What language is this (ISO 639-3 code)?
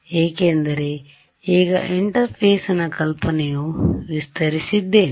kan